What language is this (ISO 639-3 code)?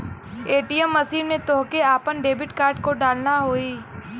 bho